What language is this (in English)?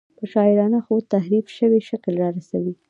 Pashto